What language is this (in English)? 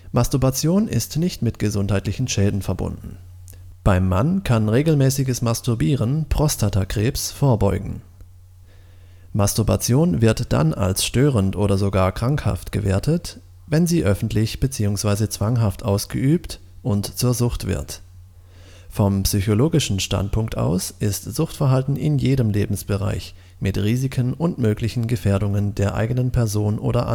German